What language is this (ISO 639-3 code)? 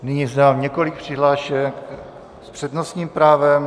ces